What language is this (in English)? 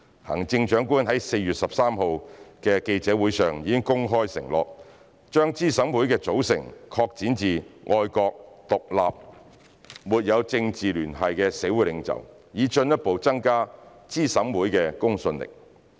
Cantonese